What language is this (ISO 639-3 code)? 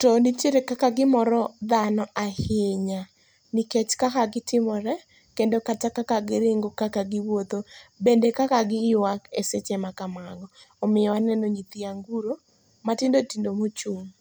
luo